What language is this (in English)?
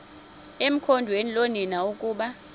Xhosa